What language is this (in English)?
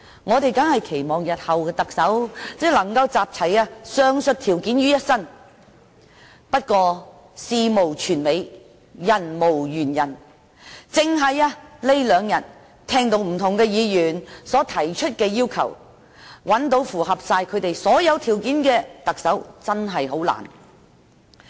Cantonese